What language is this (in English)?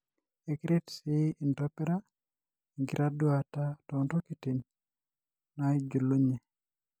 Masai